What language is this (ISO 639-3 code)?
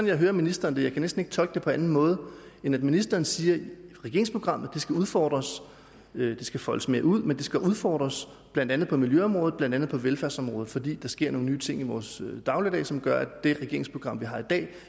dan